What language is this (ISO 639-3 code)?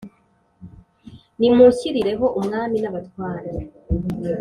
kin